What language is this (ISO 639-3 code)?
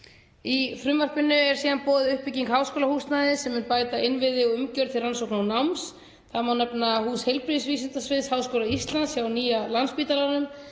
isl